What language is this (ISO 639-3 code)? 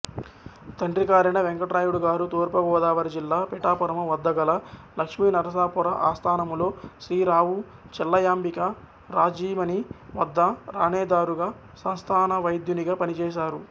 tel